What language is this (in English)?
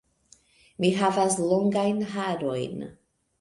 Esperanto